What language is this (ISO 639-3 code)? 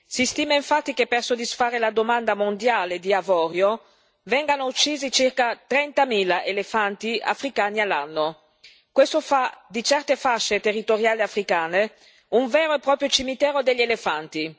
ita